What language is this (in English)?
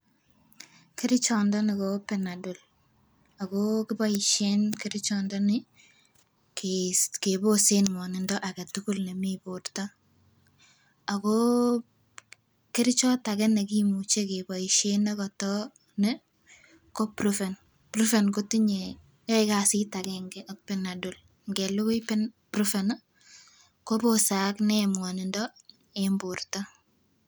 Kalenjin